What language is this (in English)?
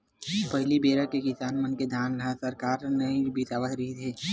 Chhattisgarhi